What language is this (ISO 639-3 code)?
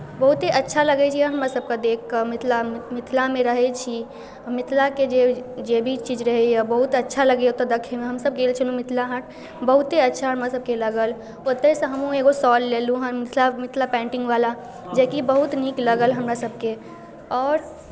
mai